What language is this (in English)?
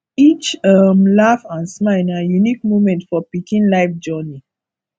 Nigerian Pidgin